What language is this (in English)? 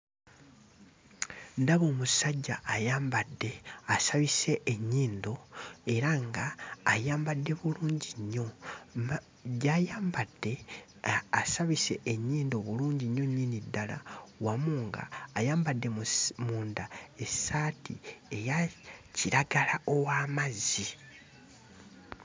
Ganda